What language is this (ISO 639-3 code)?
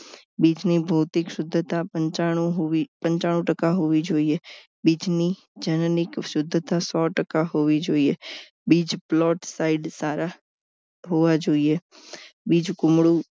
guj